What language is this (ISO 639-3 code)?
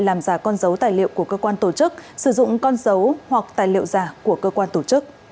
vie